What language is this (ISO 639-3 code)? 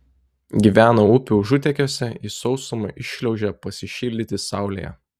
lit